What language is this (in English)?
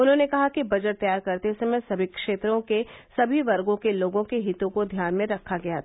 Hindi